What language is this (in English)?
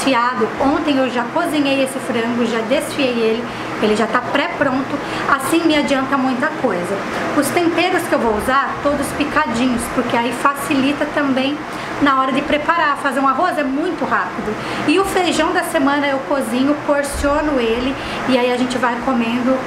Portuguese